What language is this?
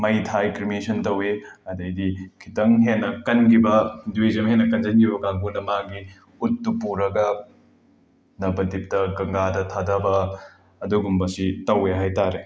Manipuri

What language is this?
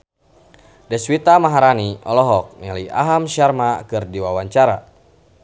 Sundanese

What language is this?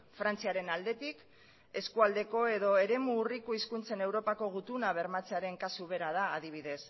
Basque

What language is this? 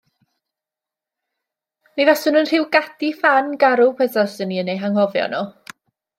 Welsh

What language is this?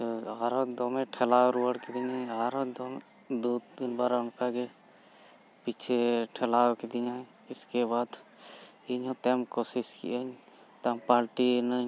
Santali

